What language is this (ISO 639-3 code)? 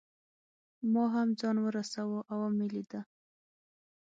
pus